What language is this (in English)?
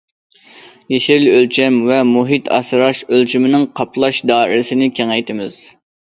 Uyghur